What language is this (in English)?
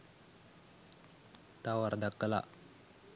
Sinhala